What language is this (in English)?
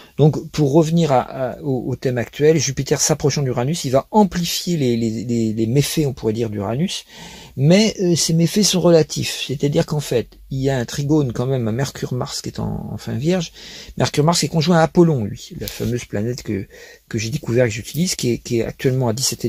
French